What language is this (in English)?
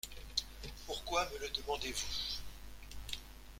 French